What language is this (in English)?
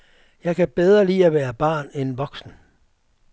Danish